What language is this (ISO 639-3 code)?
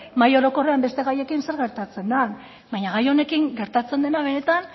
eus